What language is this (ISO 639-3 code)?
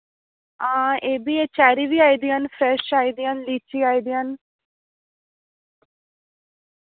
doi